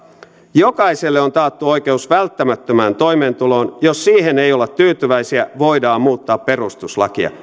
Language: Finnish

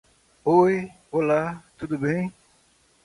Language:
Portuguese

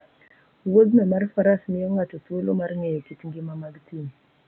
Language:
Luo (Kenya and Tanzania)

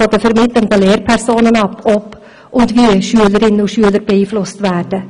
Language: Swiss German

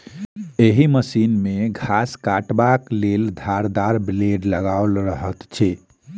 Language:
Maithili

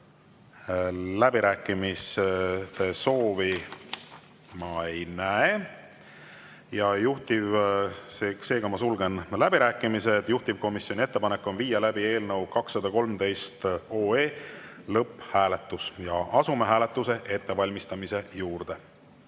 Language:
Estonian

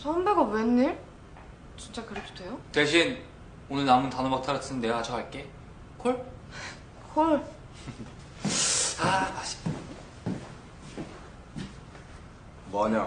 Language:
Korean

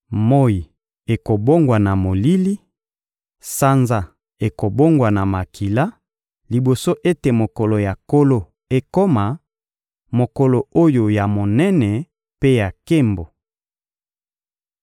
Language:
Lingala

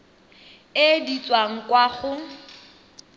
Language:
Tswana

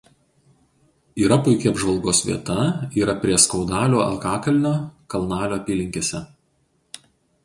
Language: Lithuanian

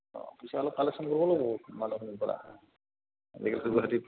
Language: Assamese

